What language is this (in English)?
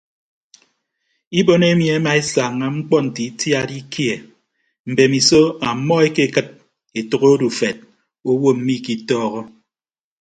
Ibibio